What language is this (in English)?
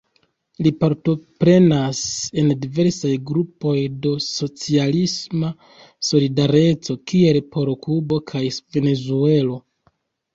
Esperanto